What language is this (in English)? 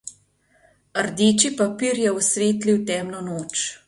Slovenian